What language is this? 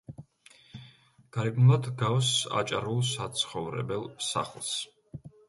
Georgian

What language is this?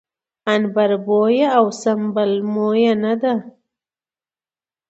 Pashto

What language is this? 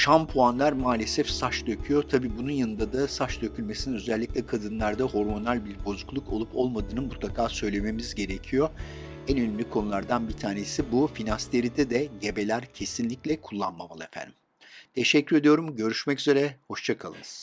Turkish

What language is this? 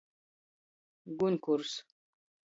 Latgalian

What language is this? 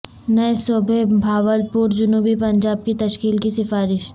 Urdu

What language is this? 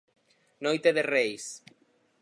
Galician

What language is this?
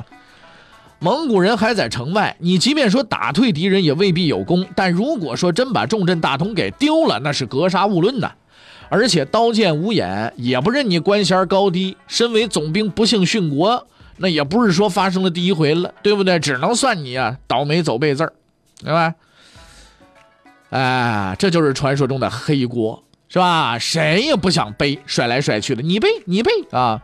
Chinese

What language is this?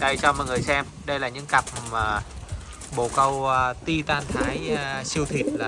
Vietnamese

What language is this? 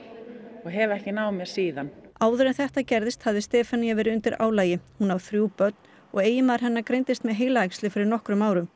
Icelandic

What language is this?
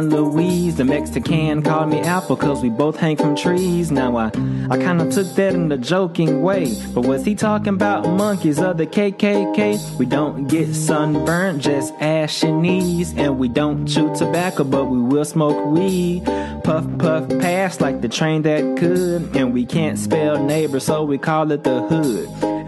Croatian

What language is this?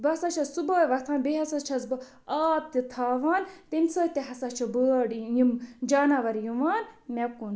Kashmiri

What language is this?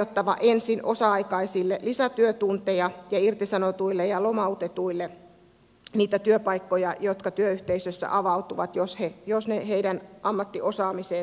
Finnish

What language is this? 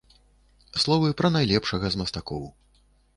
Belarusian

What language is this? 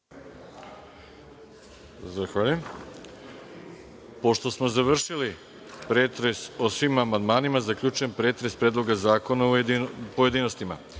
Serbian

